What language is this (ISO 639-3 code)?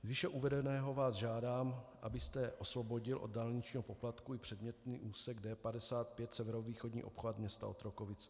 ces